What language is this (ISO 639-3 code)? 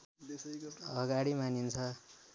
nep